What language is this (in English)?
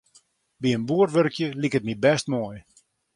Western Frisian